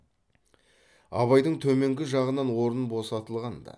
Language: Kazakh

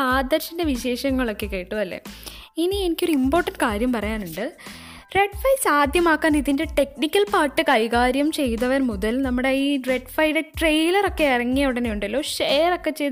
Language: Malayalam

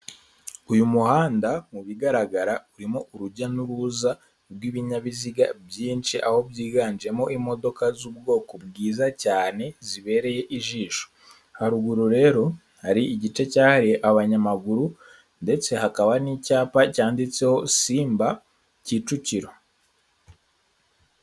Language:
Kinyarwanda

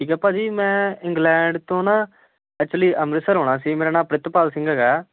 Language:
Punjabi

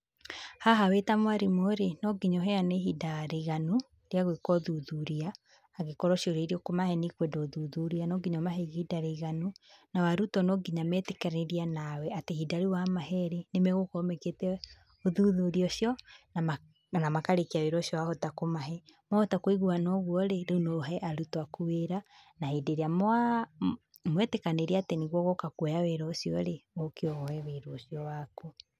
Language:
Kikuyu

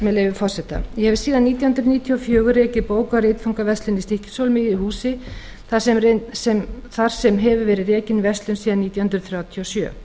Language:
Icelandic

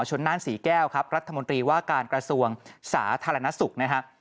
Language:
Thai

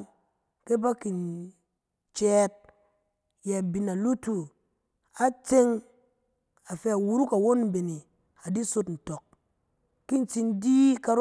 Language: Cen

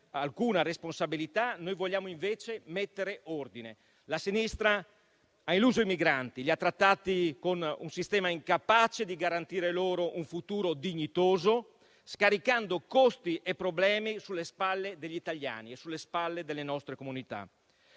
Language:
Italian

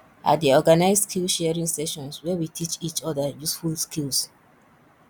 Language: Nigerian Pidgin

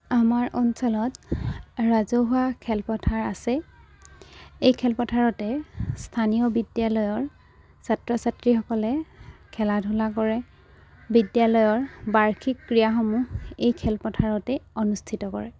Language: Assamese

